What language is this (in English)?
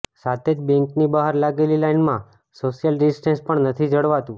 Gujarati